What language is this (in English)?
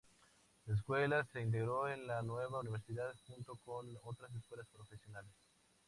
Spanish